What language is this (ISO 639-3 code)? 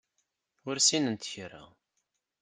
kab